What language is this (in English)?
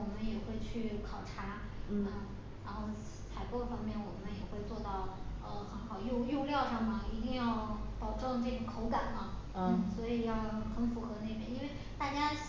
Chinese